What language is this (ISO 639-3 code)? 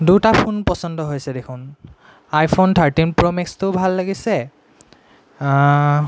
asm